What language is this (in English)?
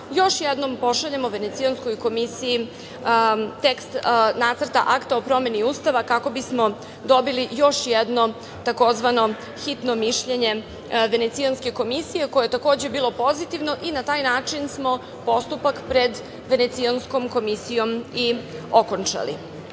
Serbian